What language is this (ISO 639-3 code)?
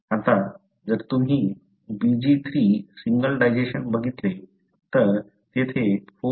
mar